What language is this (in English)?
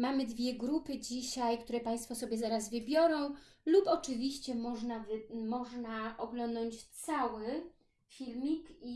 Polish